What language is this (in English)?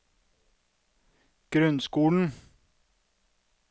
Norwegian